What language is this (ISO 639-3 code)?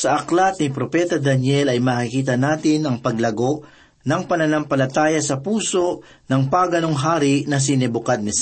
fil